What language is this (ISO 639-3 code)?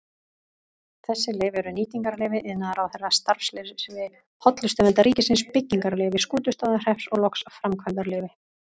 isl